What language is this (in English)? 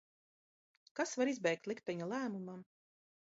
Latvian